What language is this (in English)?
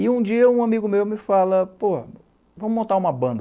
Portuguese